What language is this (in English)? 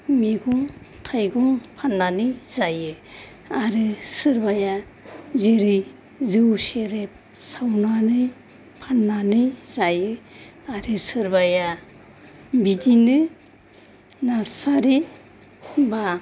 Bodo